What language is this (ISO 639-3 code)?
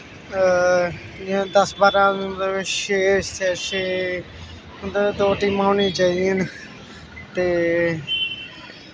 doi